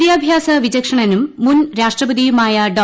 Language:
Malayalam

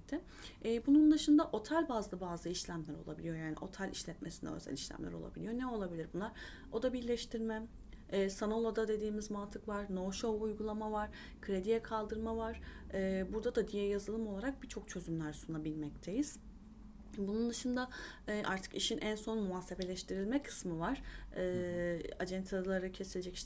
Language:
Turkish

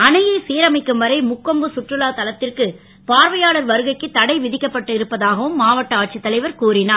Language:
Tamil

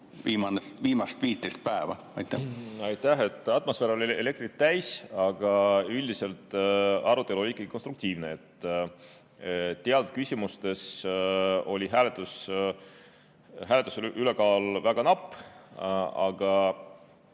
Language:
Estonian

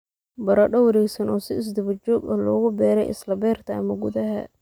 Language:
Somali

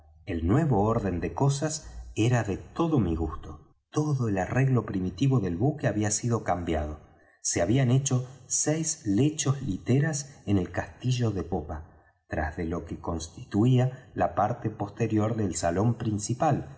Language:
Spanish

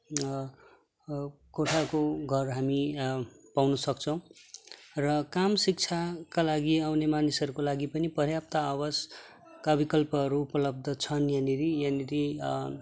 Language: Nepali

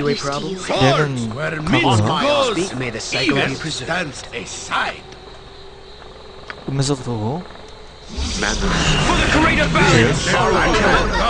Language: Korean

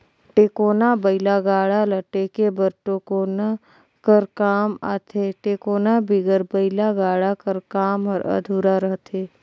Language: Chhattisgarhi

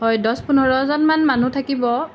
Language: Assamese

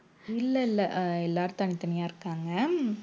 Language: Tamil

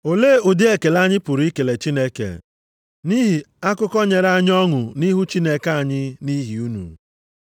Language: Igbo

